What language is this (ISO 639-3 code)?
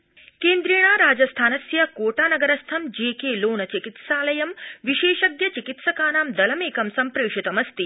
san